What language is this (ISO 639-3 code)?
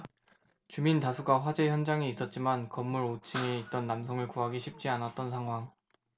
kor